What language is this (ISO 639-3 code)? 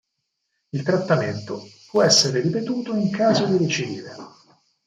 ita